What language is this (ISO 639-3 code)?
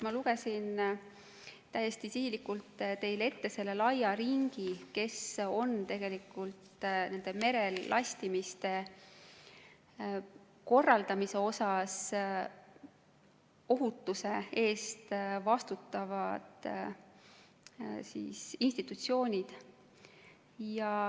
est